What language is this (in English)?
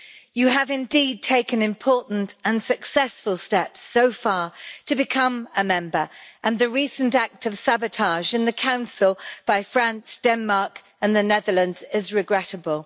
English